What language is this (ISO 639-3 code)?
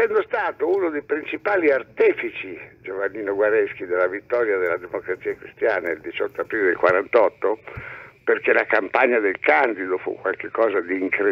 ita